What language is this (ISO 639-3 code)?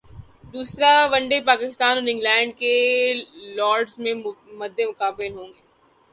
urd